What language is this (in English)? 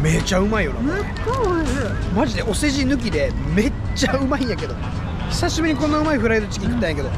Japanese